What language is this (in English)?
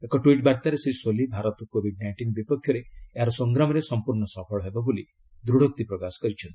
Odia